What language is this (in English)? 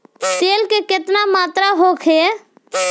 Bhojpuri